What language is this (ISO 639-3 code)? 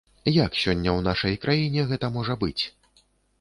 bel